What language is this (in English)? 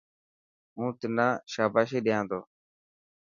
Dhatki